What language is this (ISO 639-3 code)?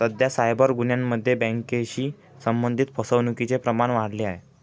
mar